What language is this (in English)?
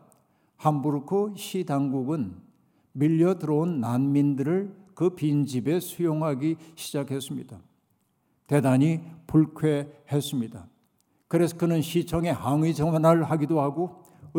Korean